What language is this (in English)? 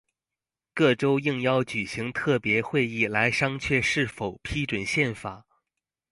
Chinese